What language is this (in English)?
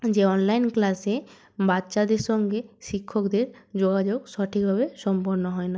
Bangla